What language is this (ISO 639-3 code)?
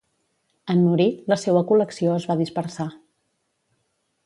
cat